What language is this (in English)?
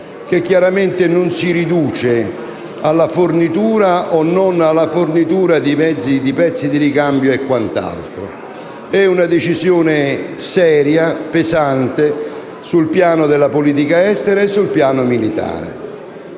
Italian